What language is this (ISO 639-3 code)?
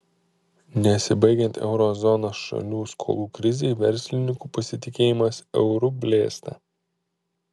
lit